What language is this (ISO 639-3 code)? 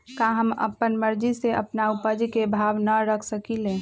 mag